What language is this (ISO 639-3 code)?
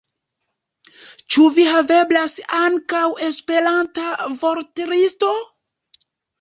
epo